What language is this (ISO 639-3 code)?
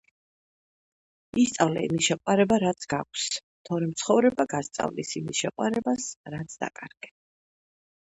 kat